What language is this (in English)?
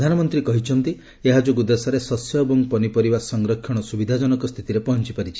Odia